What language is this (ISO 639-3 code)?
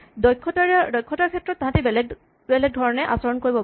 asm